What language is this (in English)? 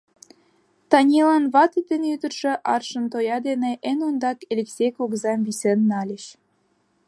Mari